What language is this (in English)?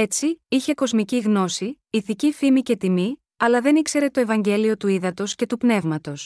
Greek